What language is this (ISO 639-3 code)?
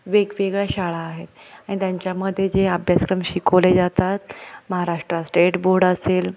mar